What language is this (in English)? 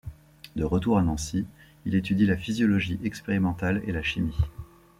French